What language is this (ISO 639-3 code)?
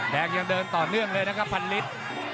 tha